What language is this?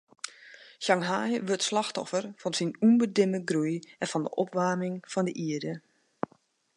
Western Frisian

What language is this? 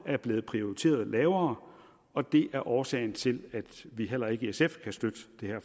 Danish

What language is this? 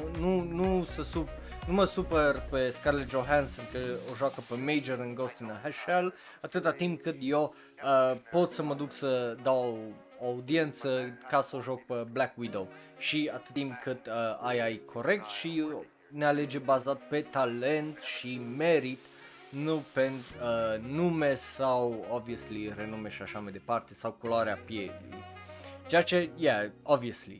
Romanian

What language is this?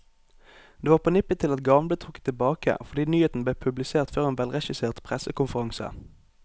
Norwegian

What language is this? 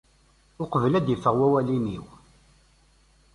Kabyle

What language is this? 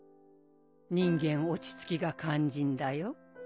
Japanese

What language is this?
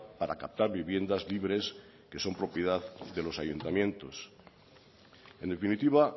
Spanish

